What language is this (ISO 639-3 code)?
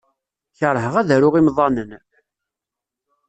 kab